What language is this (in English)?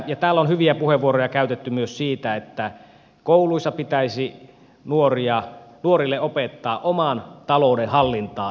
Finnish